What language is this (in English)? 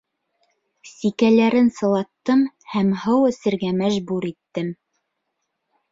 Bashkir